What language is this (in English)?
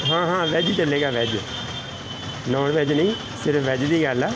Punjabi